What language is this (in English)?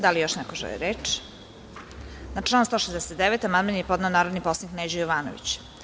Serbian